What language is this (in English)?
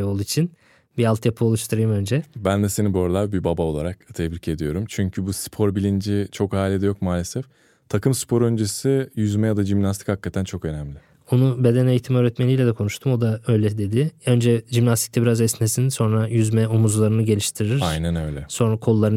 Turkish